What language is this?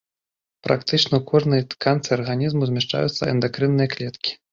Belarusian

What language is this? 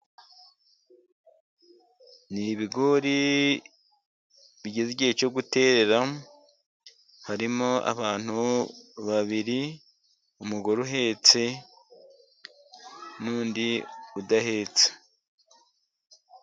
Kinyarwanda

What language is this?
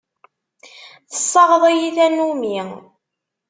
Kabyle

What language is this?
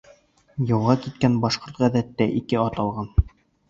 Bashkir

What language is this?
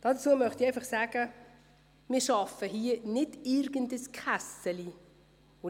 Swiss German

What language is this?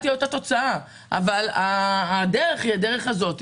Hebrew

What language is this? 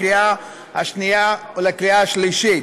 Hebrew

